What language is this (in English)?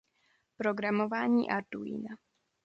Czech